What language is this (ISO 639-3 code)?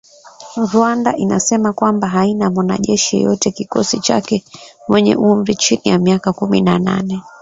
swa